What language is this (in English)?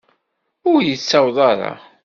Kabyle